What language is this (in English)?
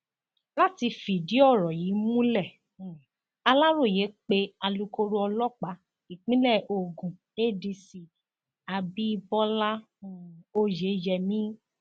Yoruba